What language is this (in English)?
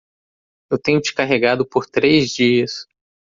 Portuguese